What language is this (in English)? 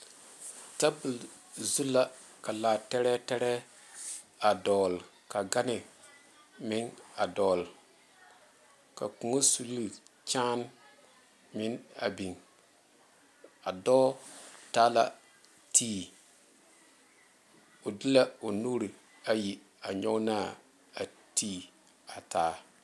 Southern Dagaare